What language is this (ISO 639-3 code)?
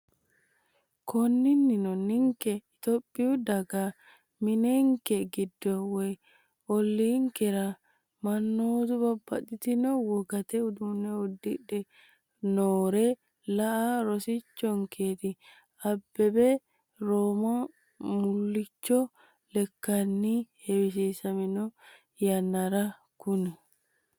sid